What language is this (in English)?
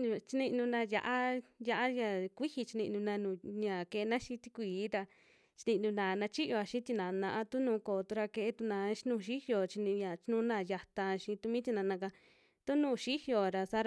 Western Juxtlahuaca Mixtec